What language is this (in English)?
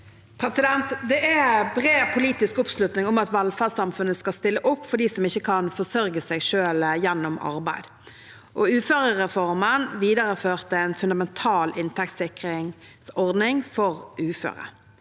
Norwegian